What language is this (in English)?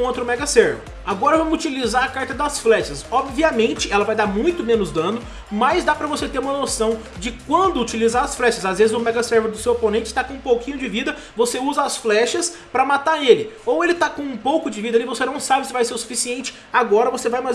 Portuguese